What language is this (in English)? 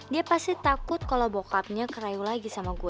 Indonesian